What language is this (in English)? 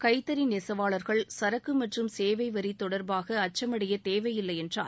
Tamil